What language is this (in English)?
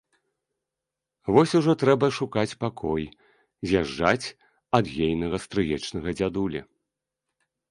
Belarusian